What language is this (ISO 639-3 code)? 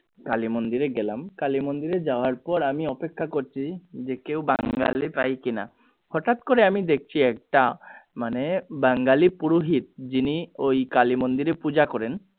ben